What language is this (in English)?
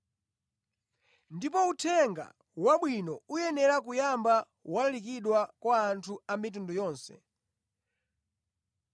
Nyanja